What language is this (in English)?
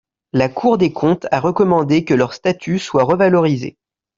French